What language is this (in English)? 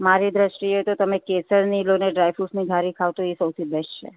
Gujarati